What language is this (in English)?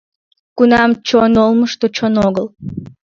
Mari